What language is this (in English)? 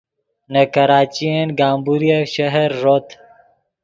Yidgha